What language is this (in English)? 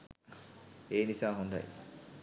Sinhala